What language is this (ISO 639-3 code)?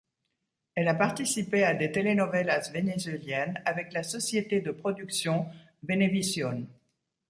fra